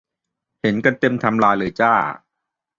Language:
Thai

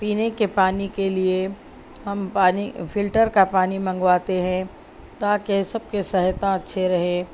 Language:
Urdu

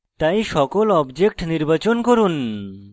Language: Bangla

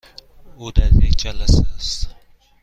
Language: Persian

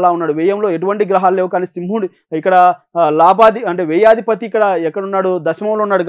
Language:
Telugu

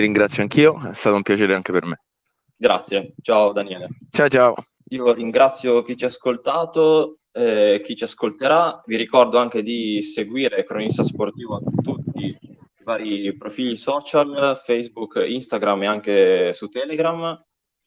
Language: Italian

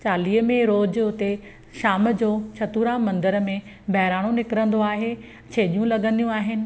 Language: Sindhi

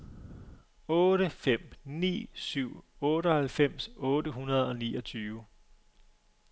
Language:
Danish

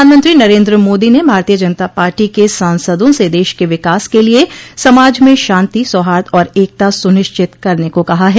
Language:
Hindi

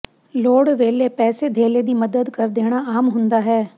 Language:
Punjabi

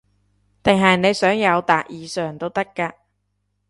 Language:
Cantonese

